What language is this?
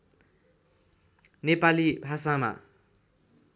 Nepali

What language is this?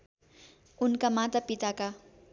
Nepali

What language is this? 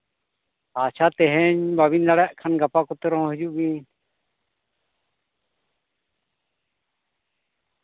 Santali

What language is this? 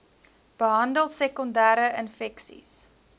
Afrikaans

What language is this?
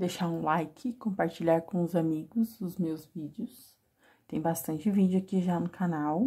Portuguese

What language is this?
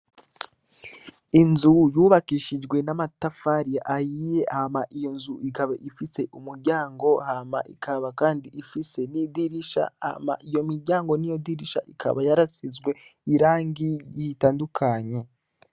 Rundi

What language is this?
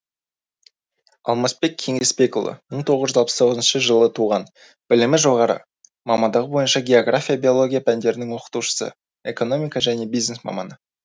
Kazakh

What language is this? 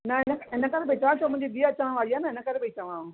Sindhi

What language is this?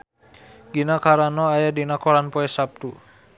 Sundanese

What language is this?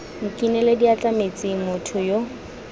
Tswana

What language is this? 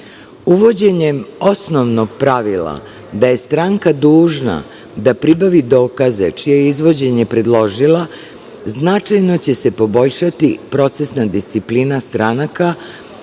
Serbian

